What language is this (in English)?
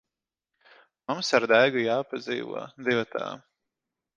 Latvian